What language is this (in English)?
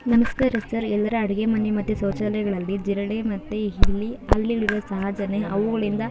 Kannada